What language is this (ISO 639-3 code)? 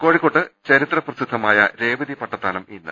mal